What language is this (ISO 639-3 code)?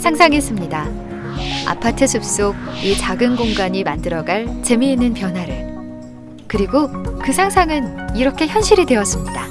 kor